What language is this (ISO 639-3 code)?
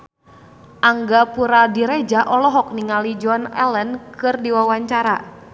sun